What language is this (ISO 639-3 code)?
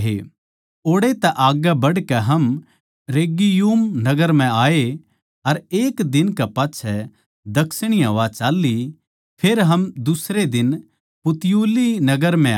bgc